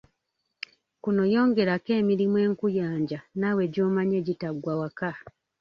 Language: Ganda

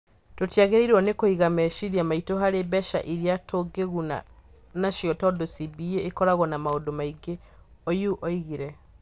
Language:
Kikuyu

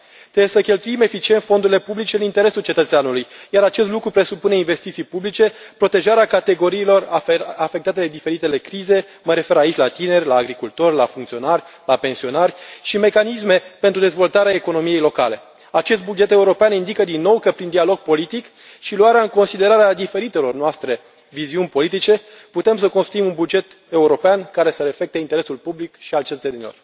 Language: Romanian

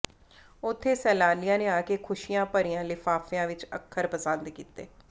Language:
Punjabi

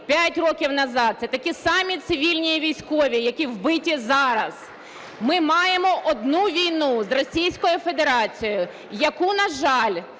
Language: Ukrainian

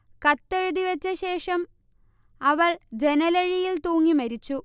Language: Malayalam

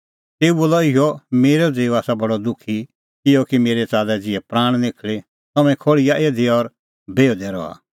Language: Kullu Pahari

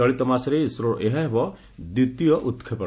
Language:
Odia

